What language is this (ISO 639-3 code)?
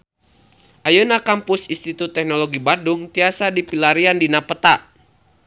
sun